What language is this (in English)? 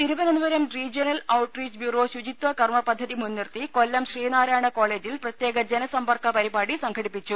Malayalam